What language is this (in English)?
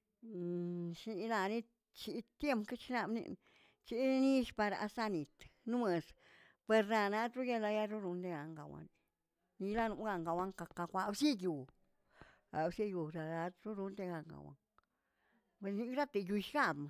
Tilquiapan Zapotec